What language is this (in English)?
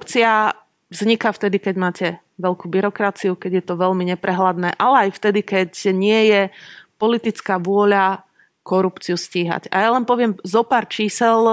Slovak